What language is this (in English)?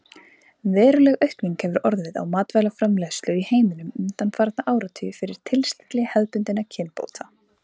Icelandic